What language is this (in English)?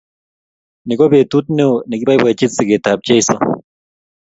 Kalenjin